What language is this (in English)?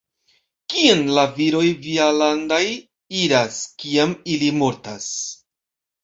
Esperanto